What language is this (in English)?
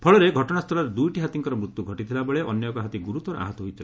Odia